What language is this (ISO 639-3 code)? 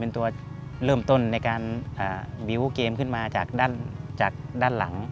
tha